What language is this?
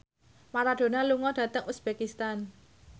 Javanese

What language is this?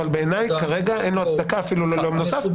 Hebrew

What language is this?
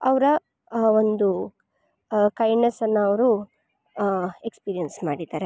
Kannada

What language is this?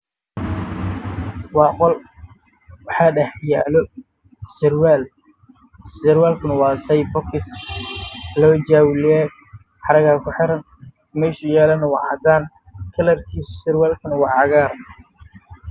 Somali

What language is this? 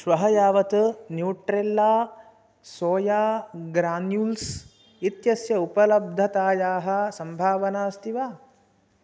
Sanskrit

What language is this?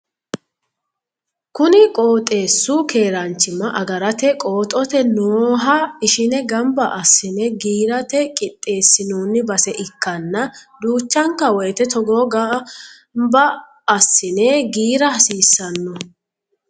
Sidamo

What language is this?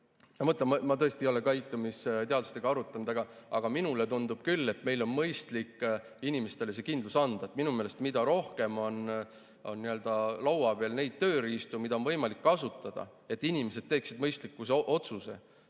Estonian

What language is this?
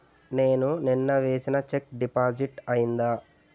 Telugu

